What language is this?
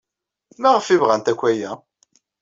Kabyle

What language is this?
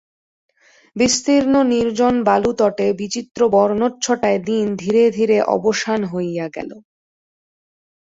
Bangla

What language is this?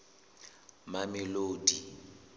Southern Sotho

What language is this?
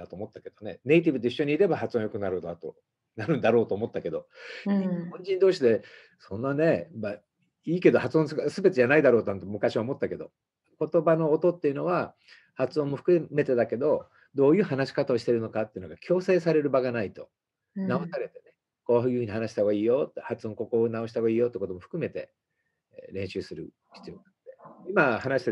Japanese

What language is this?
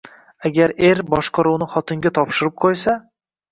Uzbek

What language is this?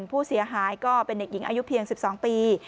Thai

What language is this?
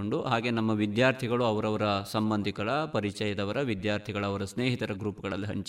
Kannada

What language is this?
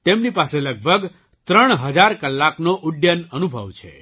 Gujarati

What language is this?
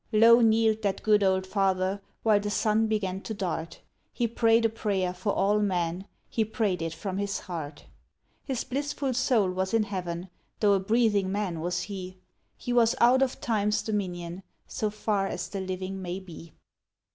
English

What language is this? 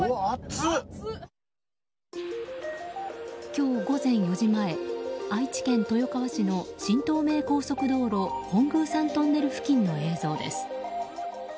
Japanese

